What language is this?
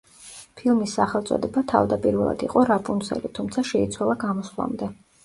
Georgian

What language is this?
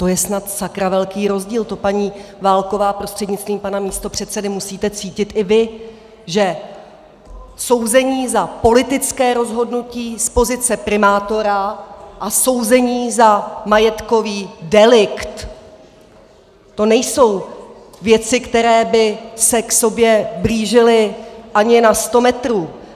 Czech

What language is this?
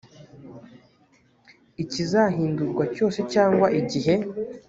Kinyarwanda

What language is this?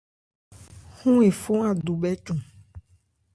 Ebrié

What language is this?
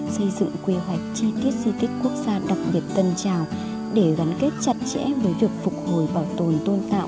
Vietnamese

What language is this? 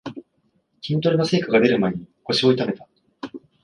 Japanese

